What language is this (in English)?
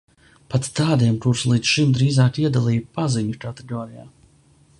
Latvian